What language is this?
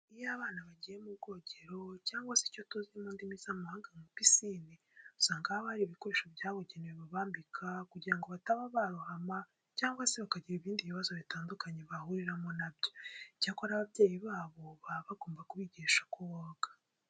Kinyarwanda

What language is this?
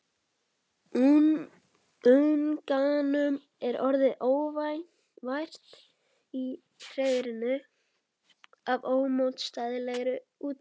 Icelandic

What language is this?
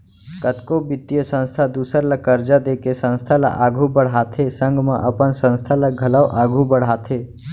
Chhattisgarhi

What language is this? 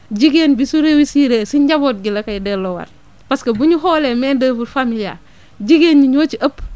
Wolof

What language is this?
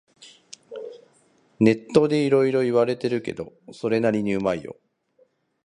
Japanese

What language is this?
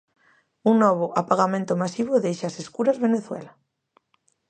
Galician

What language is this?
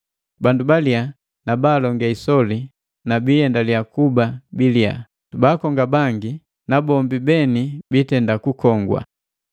Matengo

